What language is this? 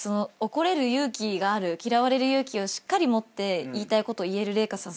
Japanese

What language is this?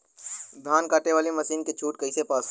Bhojpuri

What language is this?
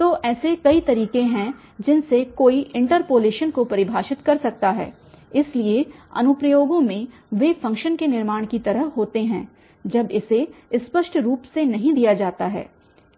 Hindi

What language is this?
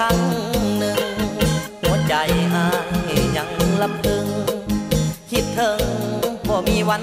Thai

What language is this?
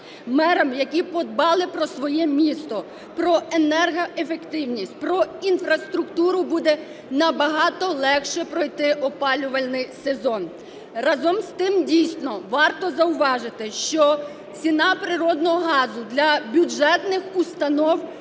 Ukrainian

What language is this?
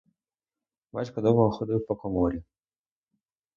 Ukrainian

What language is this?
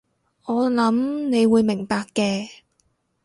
Cantonese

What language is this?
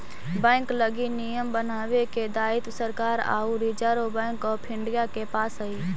Magahi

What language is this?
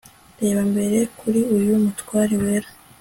Kinyarwanda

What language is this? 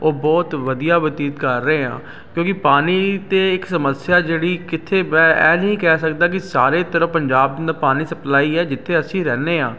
Punjabi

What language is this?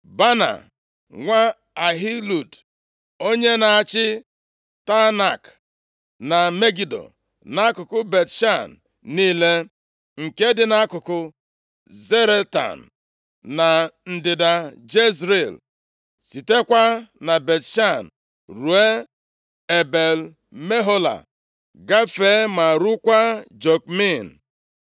Igbo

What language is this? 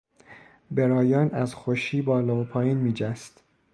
Persian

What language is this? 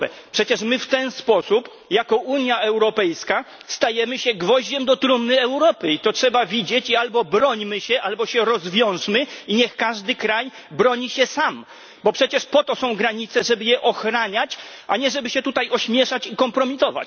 Polish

